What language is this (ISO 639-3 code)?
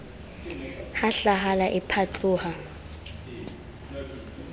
sot